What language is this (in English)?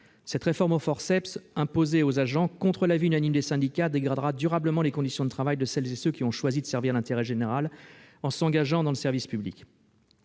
French